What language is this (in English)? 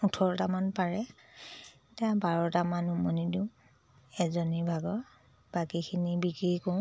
Assamese